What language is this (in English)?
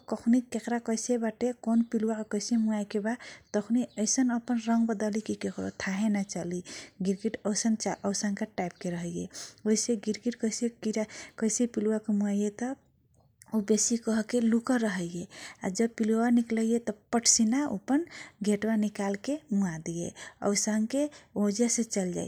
Kochila Tharu